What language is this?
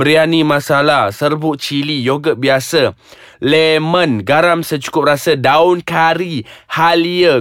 Malay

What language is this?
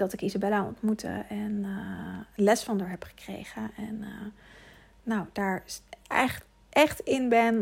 Dutch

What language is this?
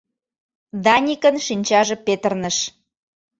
Mari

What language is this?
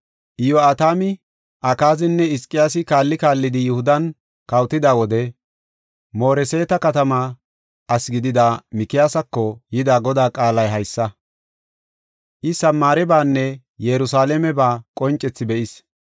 Gofa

